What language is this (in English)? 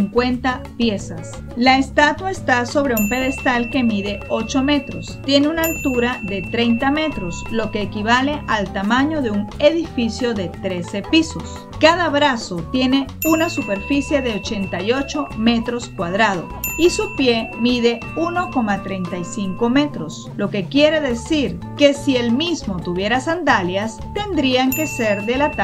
Spanish